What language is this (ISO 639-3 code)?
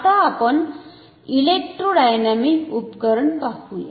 mar